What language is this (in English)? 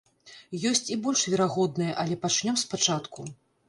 Belarusian